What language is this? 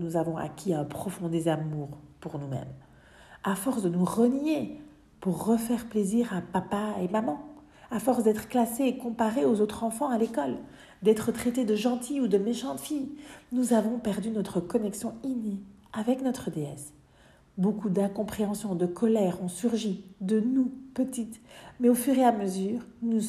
French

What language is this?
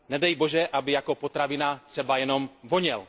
Czech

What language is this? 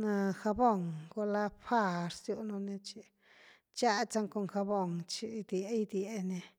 Güilá Zapotec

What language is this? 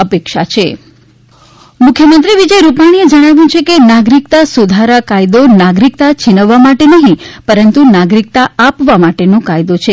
Gujarati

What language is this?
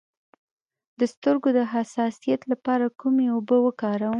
Pashto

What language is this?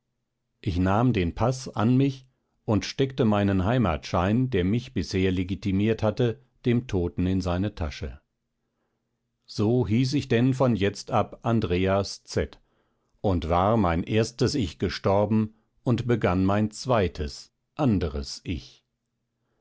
German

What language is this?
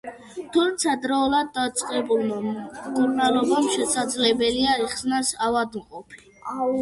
Georgian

